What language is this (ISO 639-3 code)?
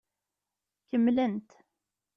kab